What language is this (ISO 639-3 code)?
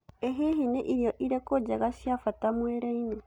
kik